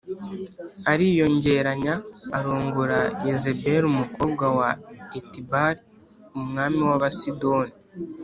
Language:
Kinyarwanda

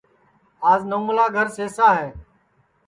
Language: Sansi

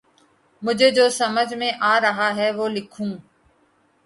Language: Urdu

